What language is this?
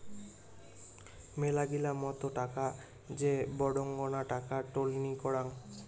Bangla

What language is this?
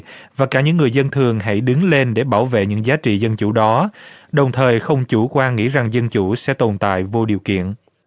Vietnamese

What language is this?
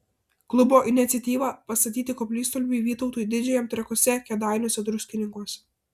Lithuanian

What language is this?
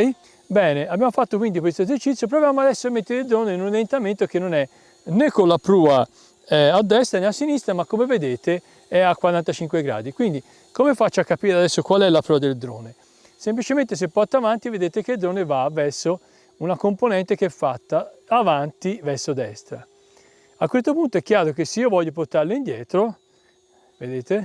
Italian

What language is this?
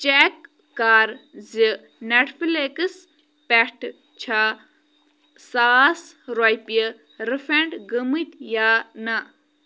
Kashmiri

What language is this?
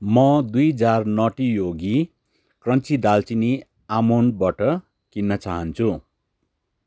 Nepali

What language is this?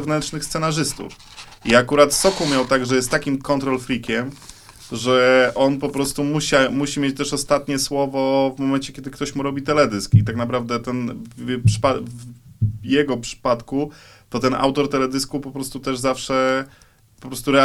Polish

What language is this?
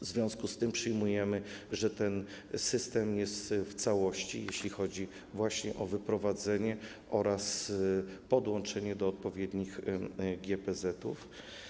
Polish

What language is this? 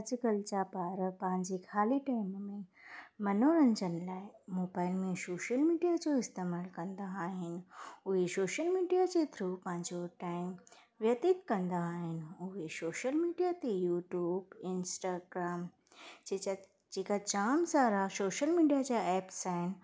Sindhi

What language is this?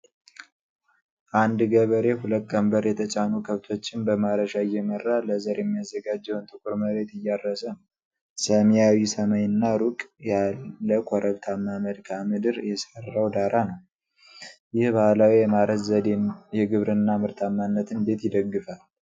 Amharic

